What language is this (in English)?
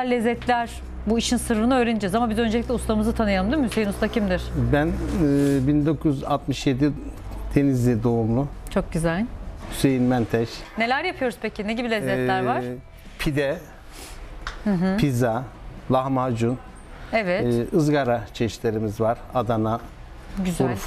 Turkish